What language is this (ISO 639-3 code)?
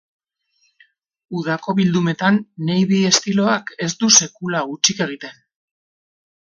eus